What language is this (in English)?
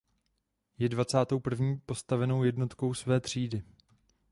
Czech